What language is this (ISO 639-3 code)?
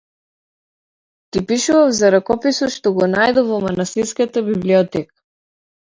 mkd